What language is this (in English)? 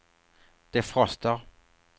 Swedish